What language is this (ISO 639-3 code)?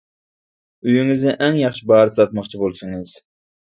uig